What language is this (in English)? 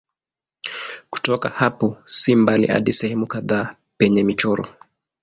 Swahili